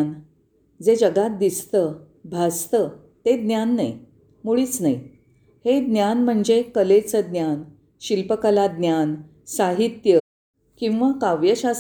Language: Marathi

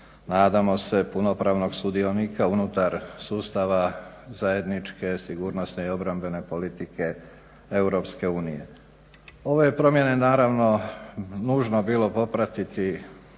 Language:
Croatian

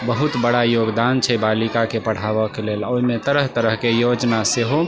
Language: Maithili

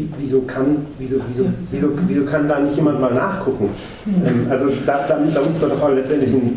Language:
German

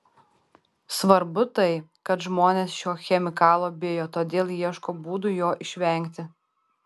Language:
Lithuanian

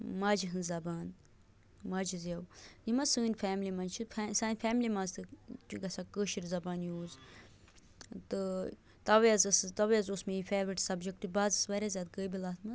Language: Kashmiri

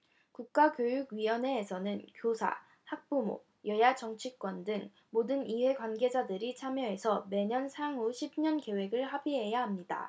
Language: Korean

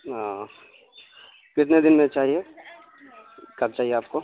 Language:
Urdu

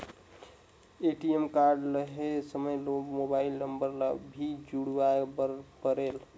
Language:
Chhattisgarhi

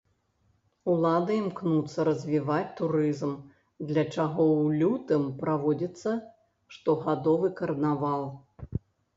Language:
Belarusian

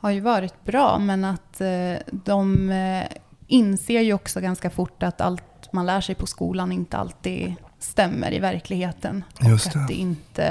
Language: Swedish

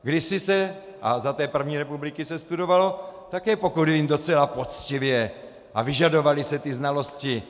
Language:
Czech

